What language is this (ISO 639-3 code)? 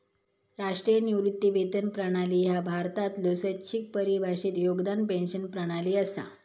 mar